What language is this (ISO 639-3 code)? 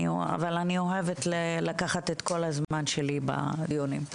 heb